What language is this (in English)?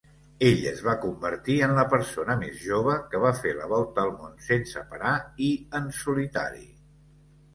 Catalan